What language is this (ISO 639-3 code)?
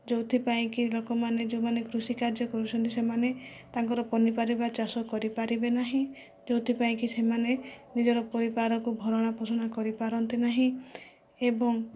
ori